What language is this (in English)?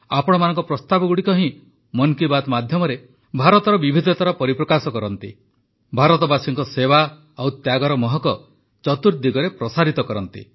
Odia